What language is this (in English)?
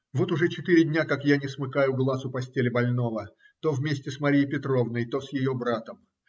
Russian